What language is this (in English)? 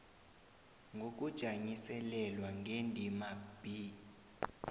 South Ndebele